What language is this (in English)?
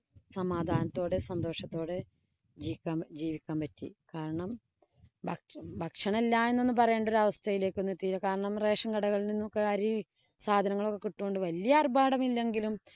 Malayalam